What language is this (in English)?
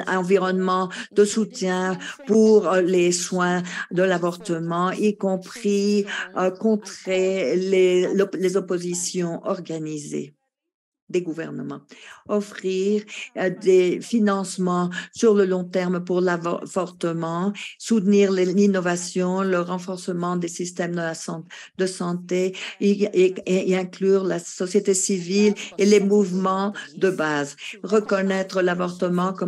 French